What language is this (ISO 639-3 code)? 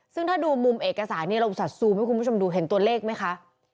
tha